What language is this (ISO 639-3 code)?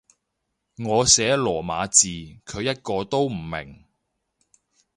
yue